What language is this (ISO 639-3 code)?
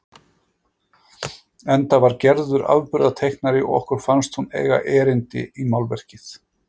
isl